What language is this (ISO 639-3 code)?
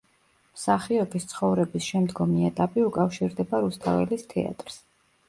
kat